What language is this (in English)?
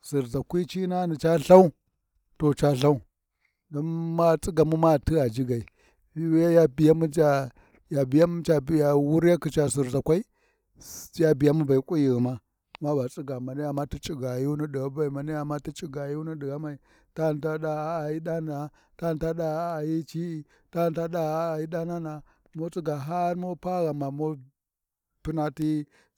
Warji